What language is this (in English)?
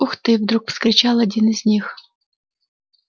Russian